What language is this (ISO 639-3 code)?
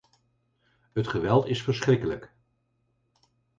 nld